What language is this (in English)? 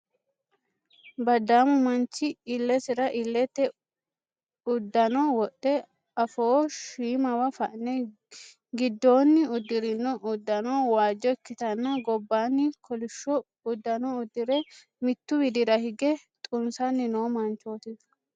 Sidamo